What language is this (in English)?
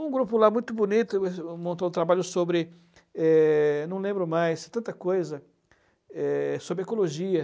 Portuguese